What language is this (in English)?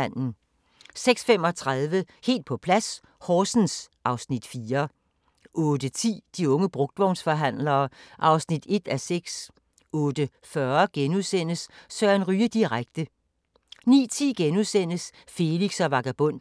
Danish